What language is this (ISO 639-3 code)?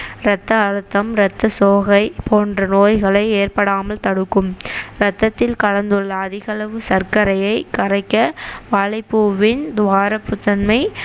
tam